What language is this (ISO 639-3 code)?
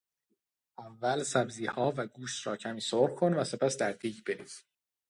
fas